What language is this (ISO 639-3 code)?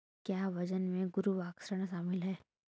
hin